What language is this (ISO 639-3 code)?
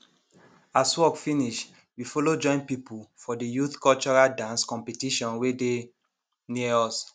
pcm